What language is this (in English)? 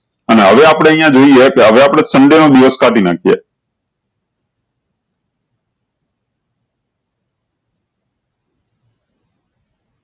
Gujarati